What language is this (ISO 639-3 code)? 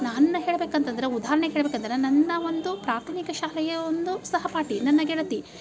kan